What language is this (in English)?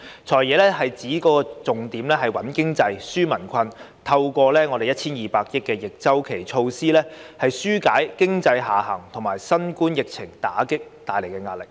Cantonese